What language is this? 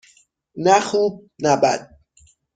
Persian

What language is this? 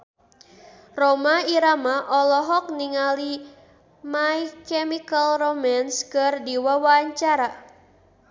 Sundanese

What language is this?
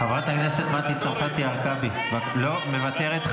Hebrew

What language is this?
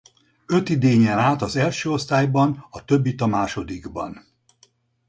Hungarian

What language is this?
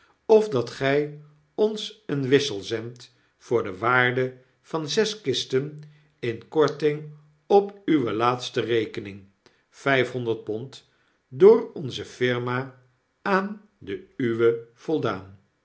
Dutch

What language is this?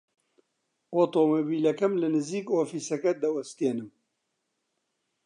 Central Kurdish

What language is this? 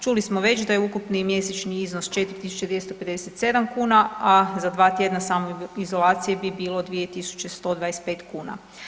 Croatian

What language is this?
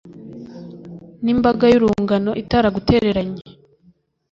Kinyarwanda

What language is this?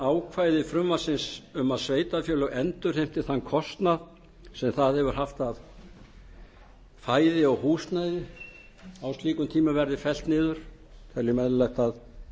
Icelandic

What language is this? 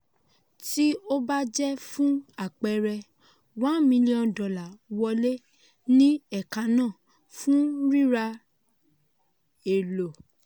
Yoruba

